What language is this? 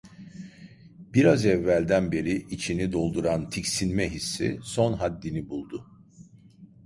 Turkish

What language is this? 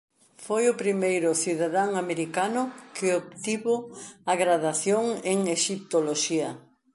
Galician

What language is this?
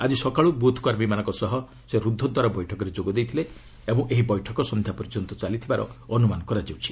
Odia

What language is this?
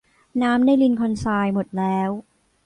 Thai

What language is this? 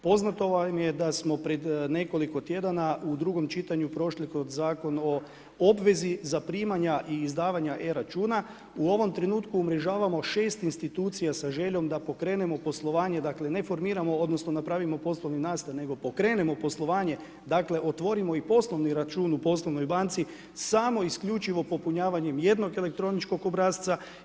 Croatian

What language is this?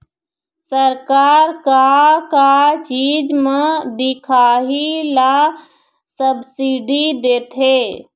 Chhattisgarhi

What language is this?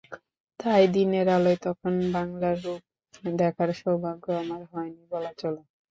Bangla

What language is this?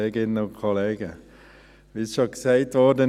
Swiss German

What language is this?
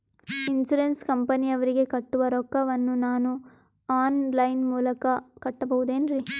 Kannada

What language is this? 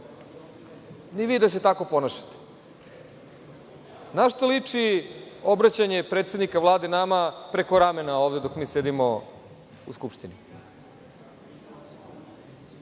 Serbian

